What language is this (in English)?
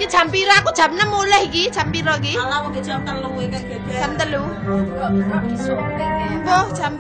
Indonesian